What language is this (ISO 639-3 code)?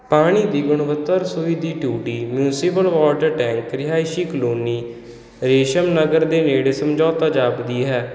pan